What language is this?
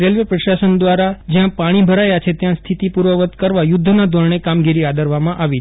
Gujarati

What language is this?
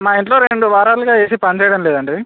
Telugu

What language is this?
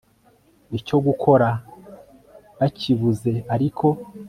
Kinyarwanda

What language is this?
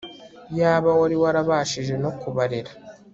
Kinyarwanda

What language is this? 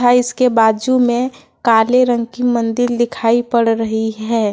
Hindi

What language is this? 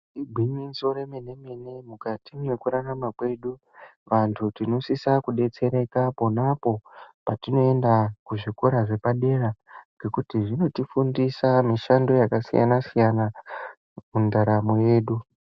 Ndau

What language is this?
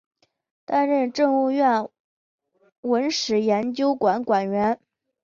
Chinese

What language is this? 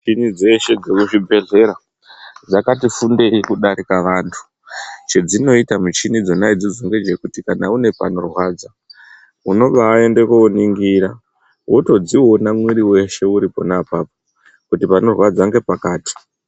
Ndau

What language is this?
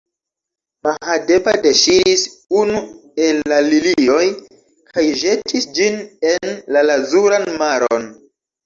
Esperanto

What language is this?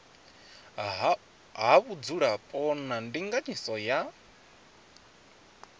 Venda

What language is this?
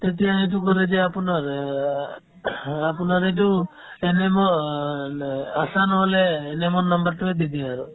Assamese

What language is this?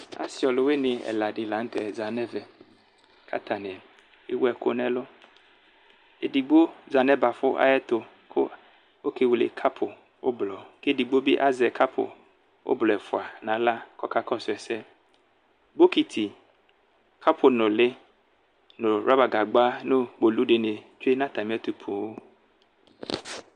Ikposo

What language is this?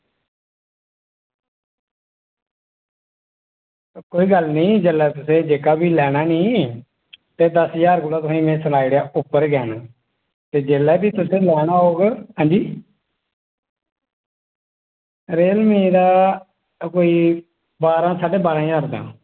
Dogri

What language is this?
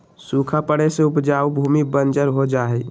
Magahi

